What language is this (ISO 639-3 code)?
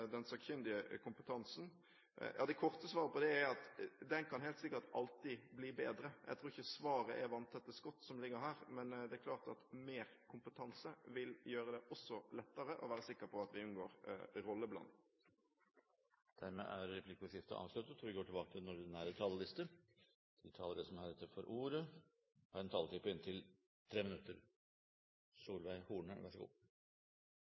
nob